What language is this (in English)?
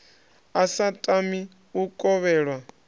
Venda